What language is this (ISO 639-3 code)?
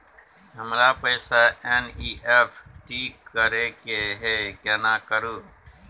mai